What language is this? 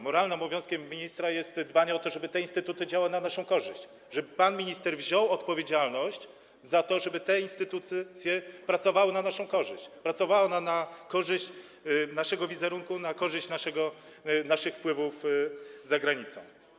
Polish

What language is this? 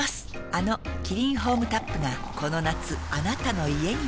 Japanese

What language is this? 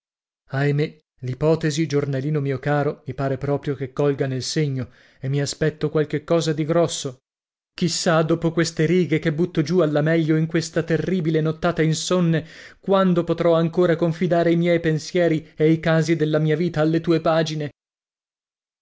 Italian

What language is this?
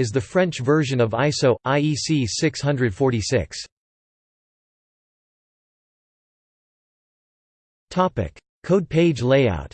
English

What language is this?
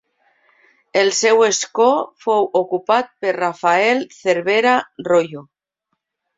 Catalan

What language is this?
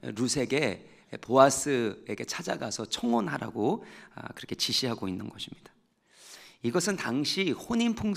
Korean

